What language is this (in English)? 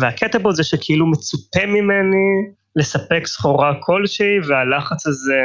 Hebrew